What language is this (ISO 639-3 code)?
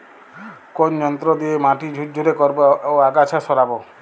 ben